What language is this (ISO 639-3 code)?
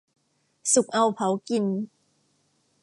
tha